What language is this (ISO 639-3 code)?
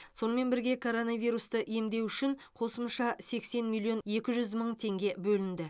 kaz